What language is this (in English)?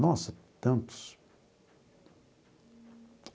Portuguese